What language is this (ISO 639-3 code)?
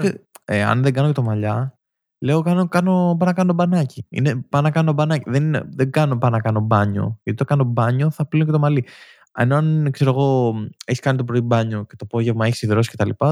ell